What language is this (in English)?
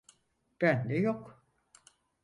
Turkish